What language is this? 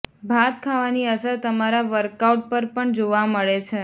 Gujarati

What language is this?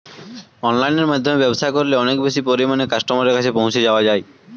Bangla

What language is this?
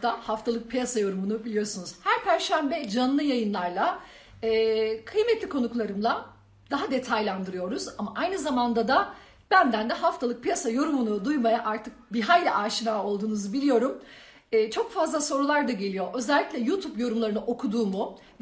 Turkish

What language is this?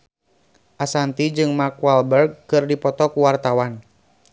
Sundanese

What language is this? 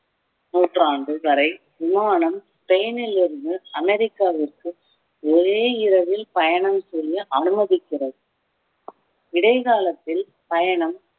Tamil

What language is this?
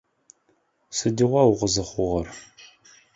Adyghe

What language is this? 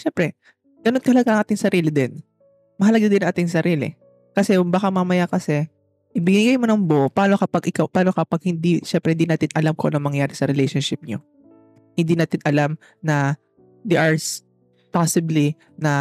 Filipino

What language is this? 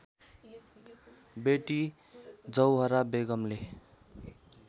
Nepali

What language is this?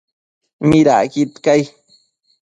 Matsés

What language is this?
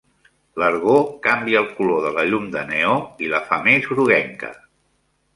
Catalan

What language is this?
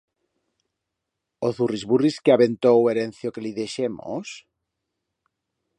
Aragonese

